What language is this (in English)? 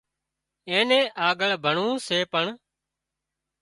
Wadiyara Koli